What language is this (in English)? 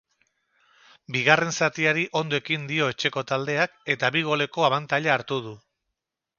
Basque